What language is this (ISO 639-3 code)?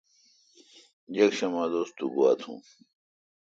xka